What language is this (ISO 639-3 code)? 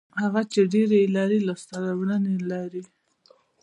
pus